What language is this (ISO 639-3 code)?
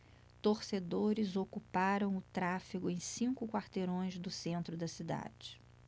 por